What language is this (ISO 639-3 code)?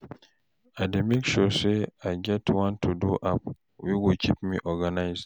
pcm